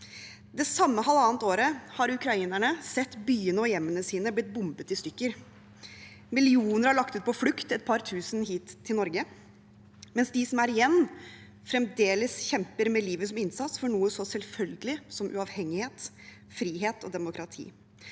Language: Norwegian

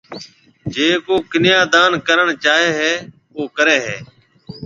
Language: Marwari (Pakistan)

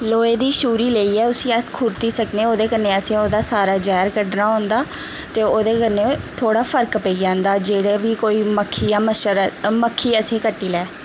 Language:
Dogri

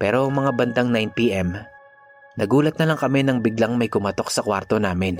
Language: Filipino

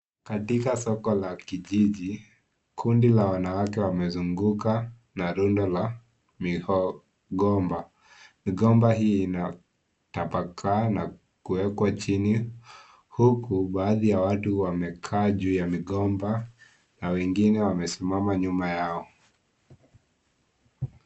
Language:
Swahili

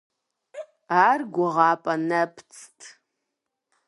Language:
Kabardian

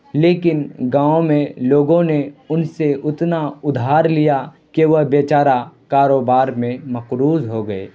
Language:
Urdu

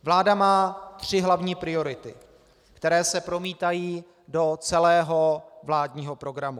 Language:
Czech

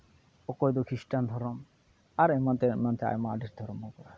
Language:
Santali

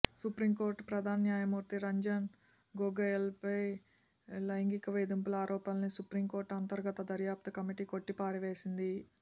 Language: Telugu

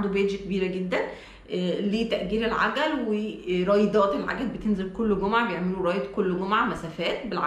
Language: Arabic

